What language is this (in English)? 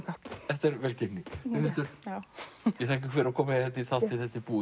Icelandic